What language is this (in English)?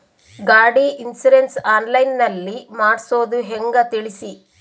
Kannada